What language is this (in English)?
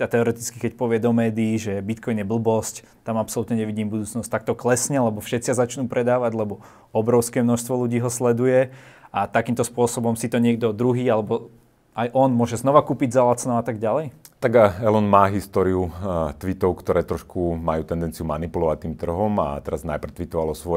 Slovak